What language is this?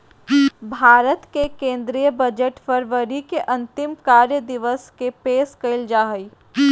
Magahi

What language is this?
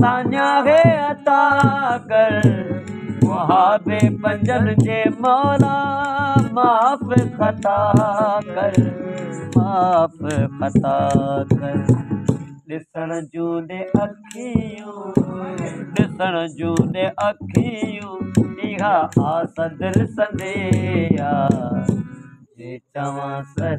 Hindi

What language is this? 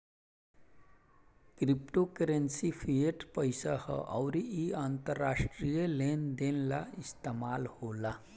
Bhojpuri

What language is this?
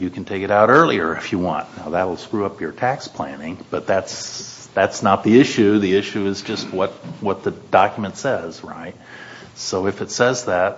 English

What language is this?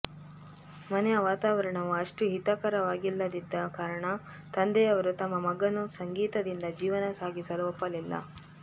Kannada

